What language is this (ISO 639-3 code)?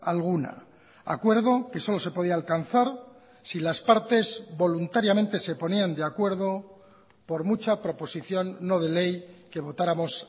spa